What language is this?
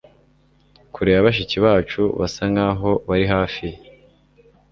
Kinyarwanda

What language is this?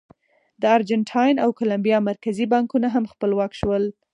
Pashto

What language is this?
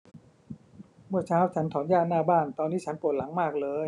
Thai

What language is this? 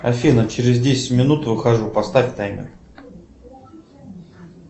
Russian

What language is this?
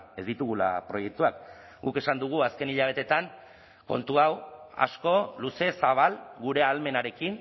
Basque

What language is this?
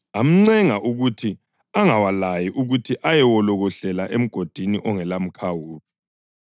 North Ndebele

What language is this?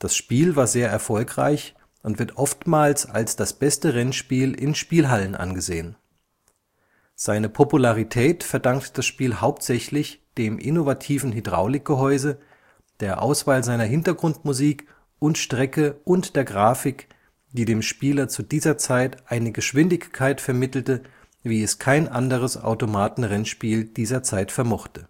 German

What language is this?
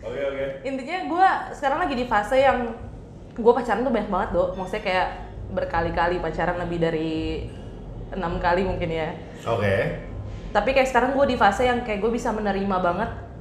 Indonesian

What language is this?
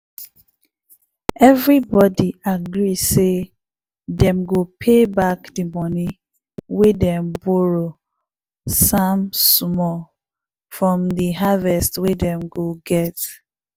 Nigerian Pidgin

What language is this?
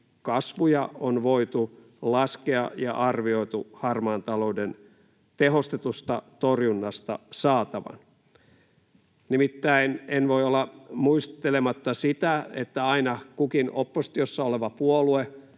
Finnish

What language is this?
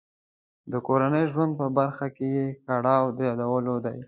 Pashto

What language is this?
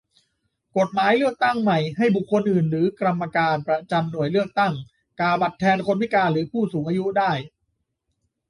Thai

